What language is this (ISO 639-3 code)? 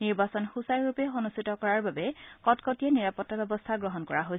asm